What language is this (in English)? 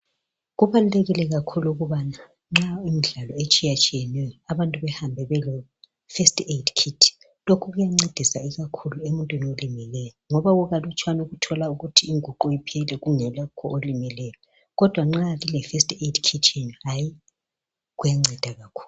North Ndebele